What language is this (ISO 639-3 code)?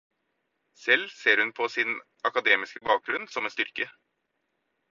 nob